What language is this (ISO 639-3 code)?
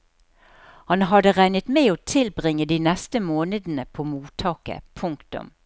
nor